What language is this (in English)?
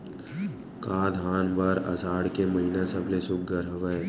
Chhattisgarhi